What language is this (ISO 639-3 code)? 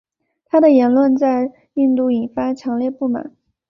zho